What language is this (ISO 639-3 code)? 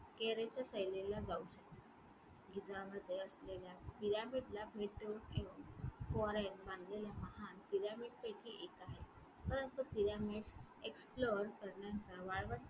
mar